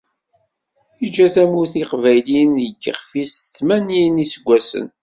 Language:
Kabyle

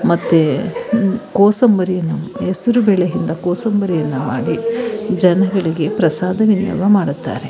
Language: Kannada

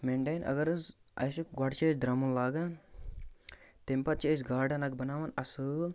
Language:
Kashmiri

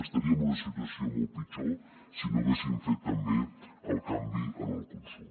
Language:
Catalan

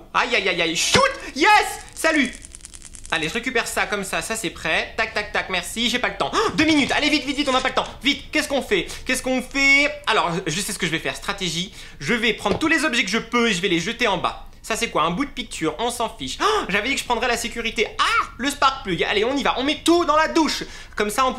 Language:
French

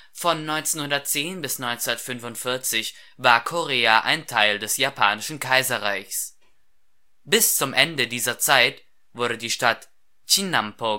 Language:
German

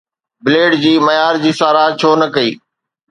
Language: Sindhi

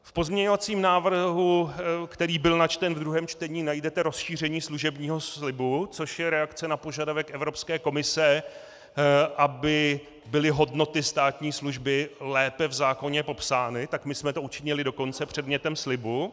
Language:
Czech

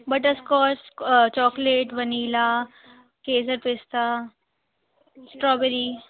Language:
Sindhi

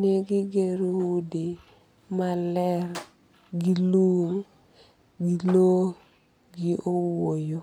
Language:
Luo (Kenya and Tanzania)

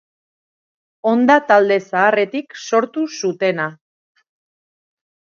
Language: Basque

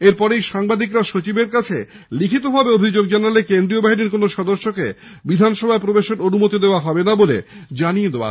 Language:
Bangla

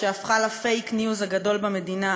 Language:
Hebrew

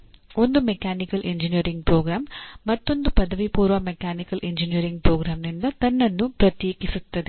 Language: Kannada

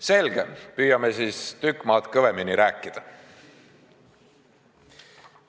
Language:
Estonian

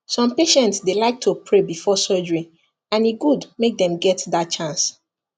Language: Nigerian Pidgin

